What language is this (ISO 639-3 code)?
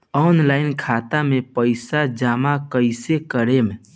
bho